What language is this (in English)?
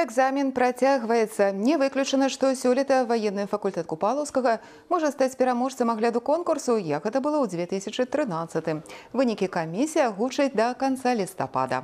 Russian